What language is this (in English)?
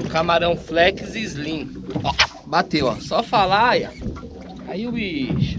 Portuguese